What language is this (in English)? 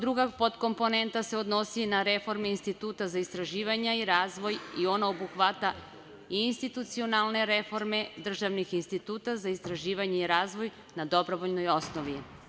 Serbian